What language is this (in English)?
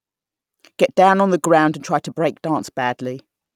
English